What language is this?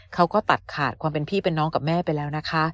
Thai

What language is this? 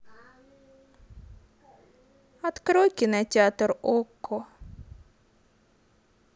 Russian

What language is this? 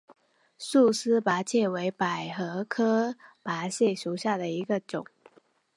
Chinese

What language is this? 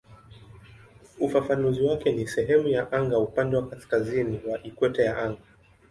Swahili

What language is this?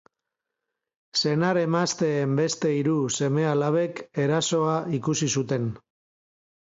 Basque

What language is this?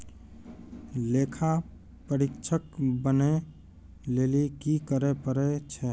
Maithili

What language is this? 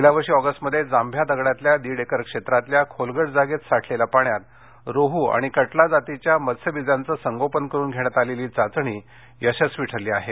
Marathi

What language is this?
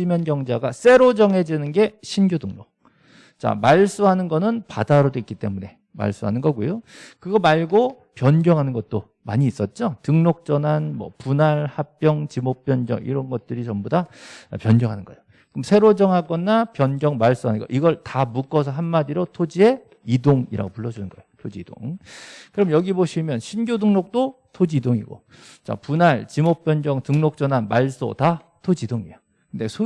Korean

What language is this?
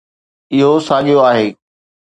Sindhi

